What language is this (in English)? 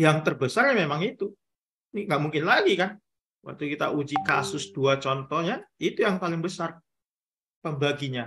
Indonesian